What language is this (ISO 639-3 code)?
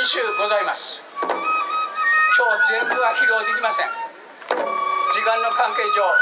jpn